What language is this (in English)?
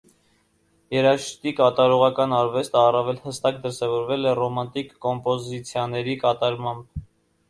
Armenian